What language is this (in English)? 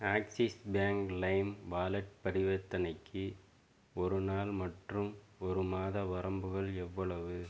Tamil